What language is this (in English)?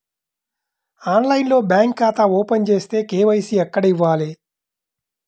Telugu